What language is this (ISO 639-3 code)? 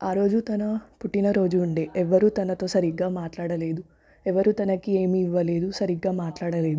tel